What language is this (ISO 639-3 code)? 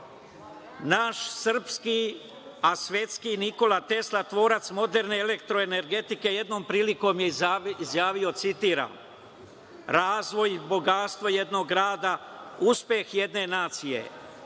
srp